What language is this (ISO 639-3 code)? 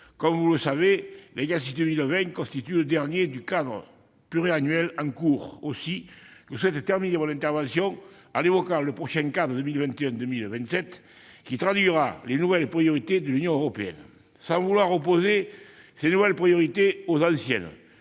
fra